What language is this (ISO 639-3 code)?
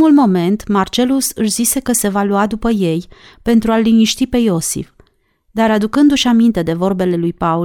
ron